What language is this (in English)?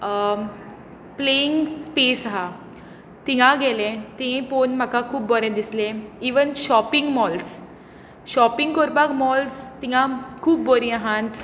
Konkani